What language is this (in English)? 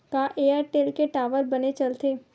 Chhattisgarhi